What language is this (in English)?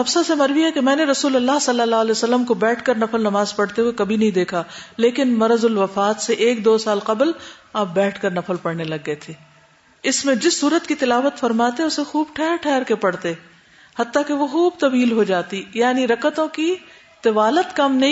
Urdu